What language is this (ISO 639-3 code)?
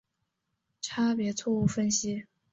zho